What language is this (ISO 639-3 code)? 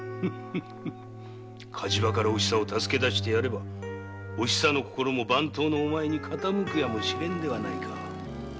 jpn